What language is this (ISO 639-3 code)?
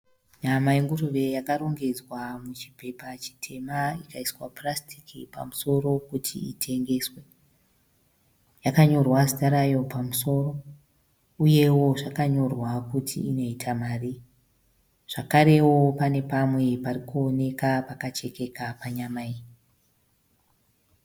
sna